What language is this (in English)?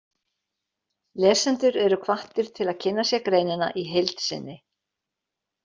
Icelandic